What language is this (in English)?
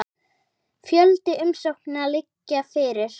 Icelandic